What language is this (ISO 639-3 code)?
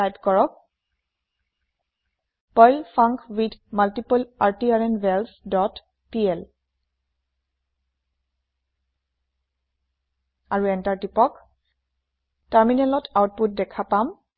asm